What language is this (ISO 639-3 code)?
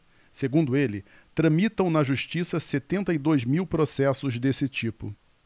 por